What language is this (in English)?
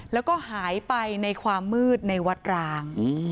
Thai